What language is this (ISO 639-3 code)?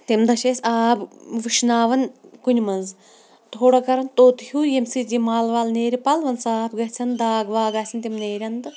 kas